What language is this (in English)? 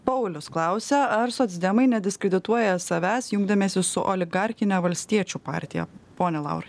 Lithuanian